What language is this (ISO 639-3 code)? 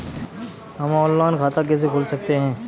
hin